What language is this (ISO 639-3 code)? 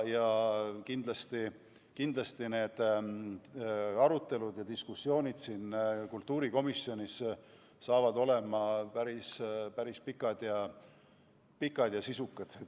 est